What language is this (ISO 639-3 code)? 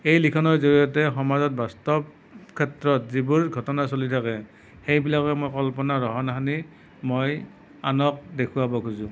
asm